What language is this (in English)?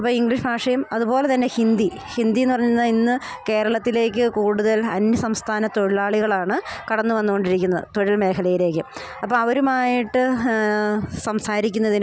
Malayalam